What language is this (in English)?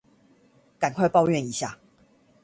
Chinese